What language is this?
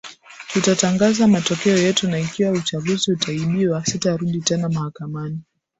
Swahili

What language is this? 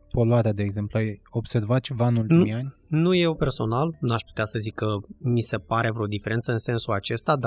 Romanian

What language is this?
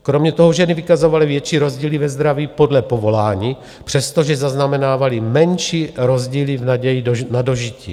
Czech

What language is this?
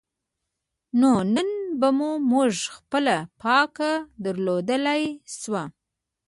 Pashto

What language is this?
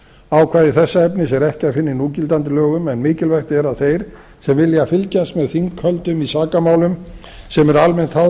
Icelandic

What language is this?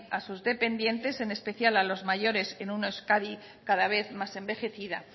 Spanish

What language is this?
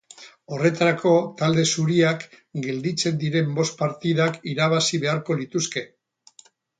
Basque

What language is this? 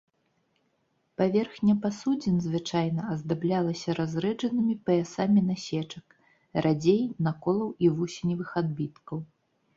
Belarusian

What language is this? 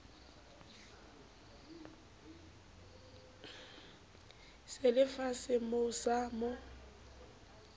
Southern Sotho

